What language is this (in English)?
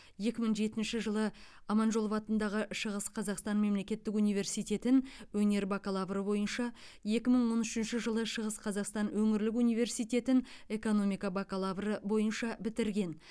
Kazakh